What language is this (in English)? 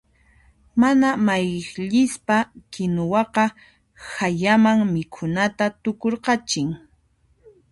Puno Quechua